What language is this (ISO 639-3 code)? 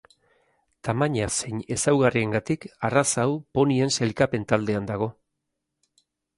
eus